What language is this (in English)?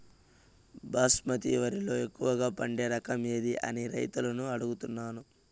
Telugu